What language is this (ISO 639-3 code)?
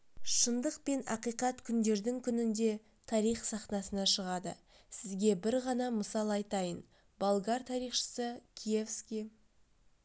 kaz